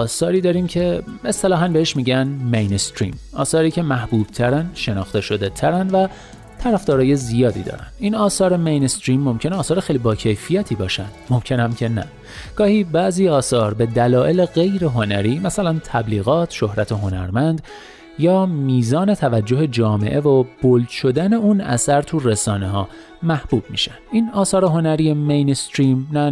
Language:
Persian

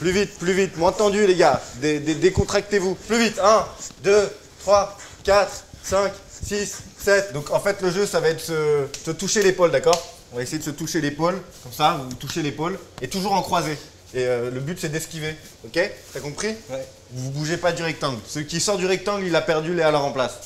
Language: French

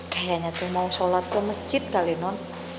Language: Indonesian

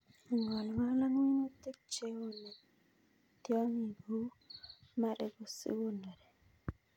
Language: Kalenjin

